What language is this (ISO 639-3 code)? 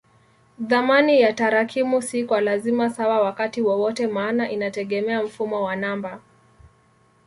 swa